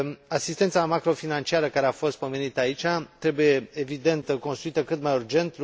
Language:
Romanian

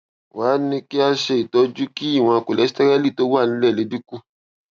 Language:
Yoruba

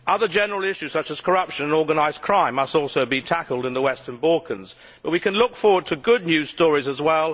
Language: English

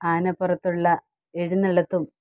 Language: Malayalam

